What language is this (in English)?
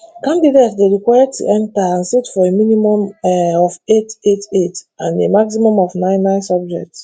Nigerian Pidgin